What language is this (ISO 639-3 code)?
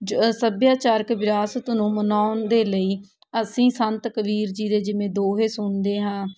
pan